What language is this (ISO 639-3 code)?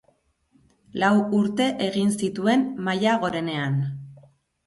eus